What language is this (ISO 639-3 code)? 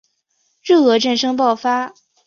zho